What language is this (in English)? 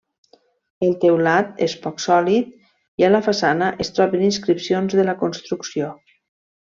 Catalan